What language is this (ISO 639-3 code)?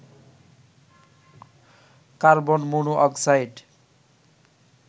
ben